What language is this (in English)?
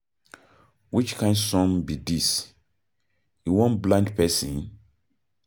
Nigerian Pidgin